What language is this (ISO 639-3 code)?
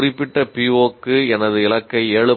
tam